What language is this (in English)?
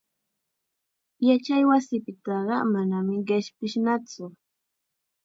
Chiquián Ancash Quechua